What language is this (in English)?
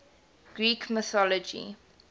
English